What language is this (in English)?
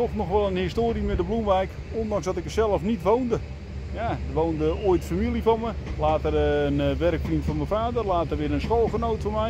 Dutch